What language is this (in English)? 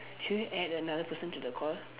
English